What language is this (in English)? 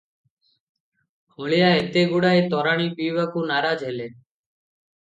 Odia